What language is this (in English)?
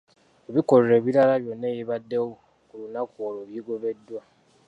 Ganda